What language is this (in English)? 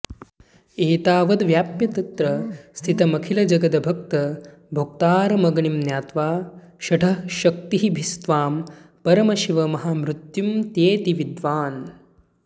Sanskrit